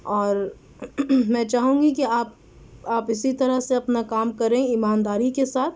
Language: Urdu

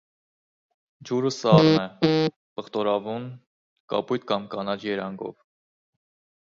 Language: Armenian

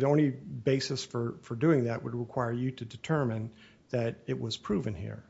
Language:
English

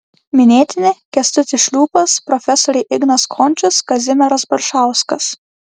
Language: Lithuanian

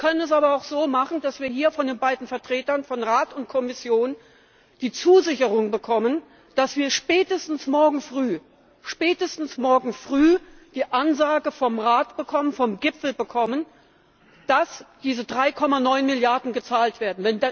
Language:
German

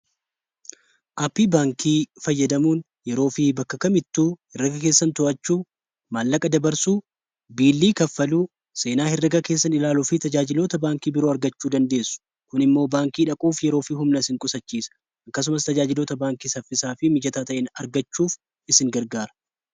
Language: Oromo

